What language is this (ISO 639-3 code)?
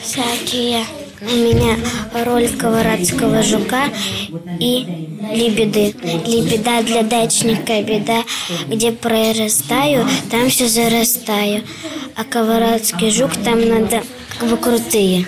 rus